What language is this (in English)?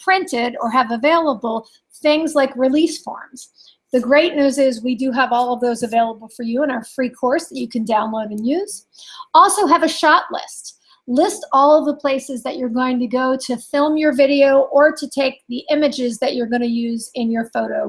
English